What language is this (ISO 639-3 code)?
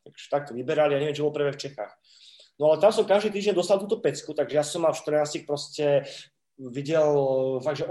ces